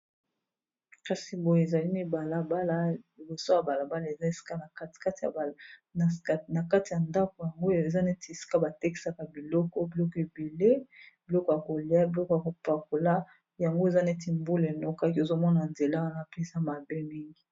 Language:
Lingala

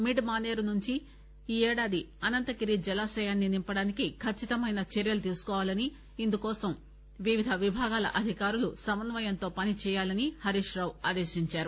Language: Telugu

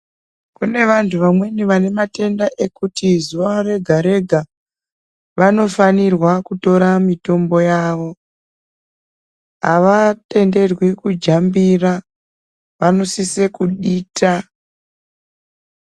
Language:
Ndau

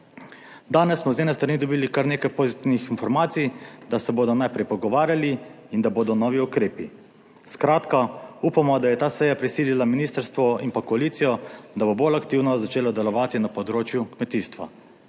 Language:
Slovenian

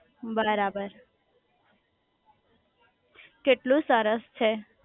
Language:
Gujarati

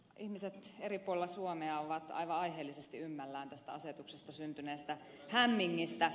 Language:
Finnish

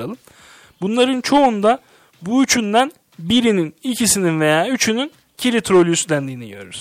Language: Turkish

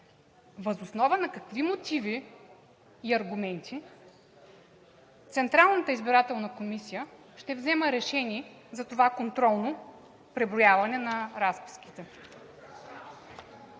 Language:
Bulgarian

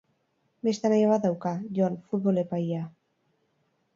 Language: Basque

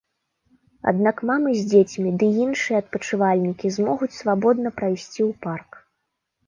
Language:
Belarusian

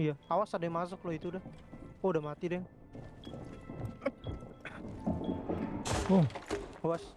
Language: Indonesian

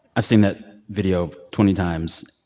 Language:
English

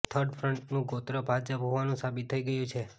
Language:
Gujarati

